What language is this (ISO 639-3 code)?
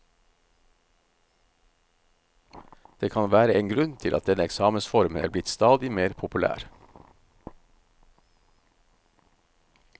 nor